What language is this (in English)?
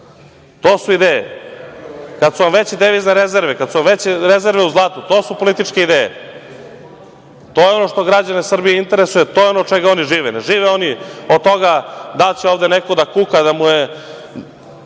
Serbian